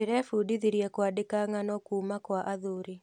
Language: Kikuyu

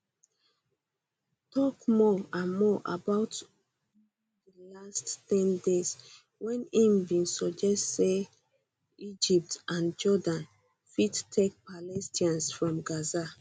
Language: Nigerian Pidgin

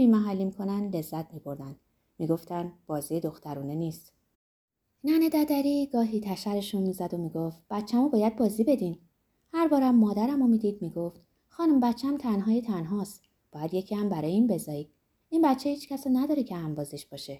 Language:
Persian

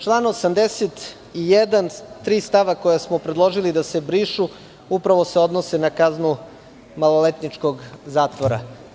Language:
Serbian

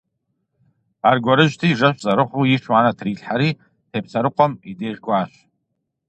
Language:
Kabardian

